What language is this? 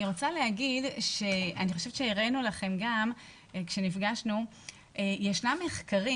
Hebrew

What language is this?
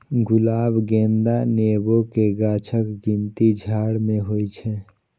Maithili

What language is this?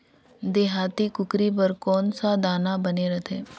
Chhattisgarhi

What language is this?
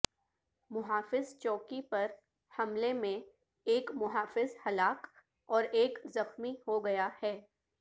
Urdu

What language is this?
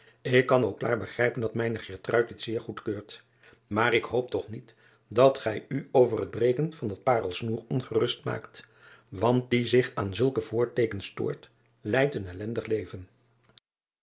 Dutch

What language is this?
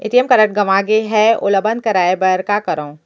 Chhattisgarhi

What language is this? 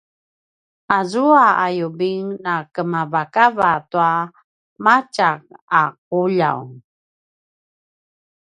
Paiwan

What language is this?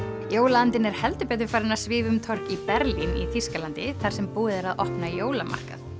Icelandic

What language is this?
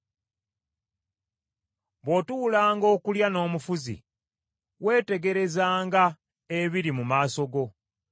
Ganda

